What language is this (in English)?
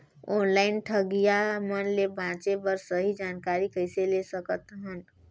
Chhattisgarhi